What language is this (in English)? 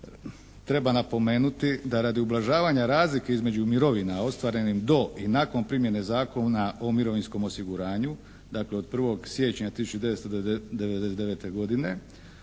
Croatian